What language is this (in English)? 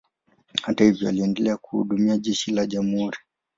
Swahili